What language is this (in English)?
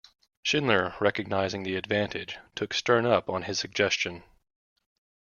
English